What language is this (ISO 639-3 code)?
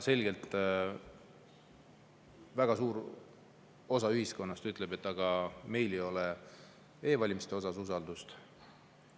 est